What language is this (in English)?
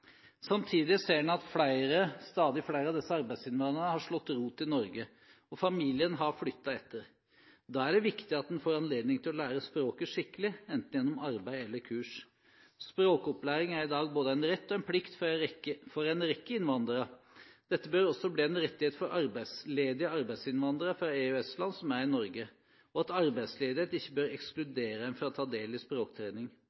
Norwegian Bokmål